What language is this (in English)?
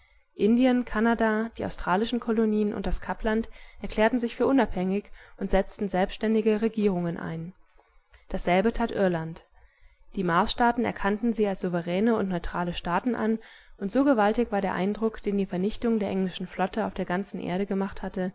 German